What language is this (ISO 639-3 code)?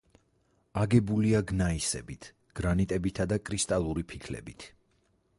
kat